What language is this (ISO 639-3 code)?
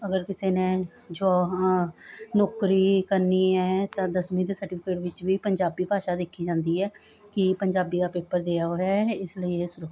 pan